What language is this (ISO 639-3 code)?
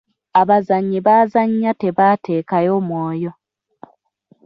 lug